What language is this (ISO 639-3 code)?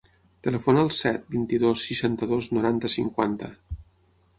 cat